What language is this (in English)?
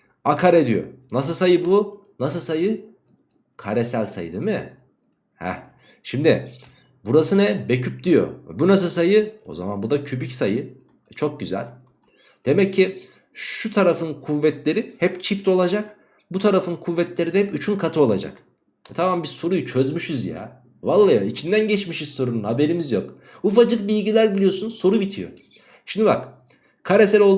Turkish